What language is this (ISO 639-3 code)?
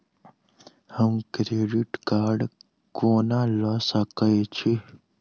mai